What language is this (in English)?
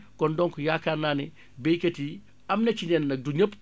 Wolof